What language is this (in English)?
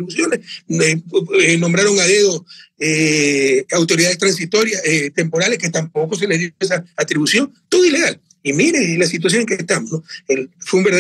Spanish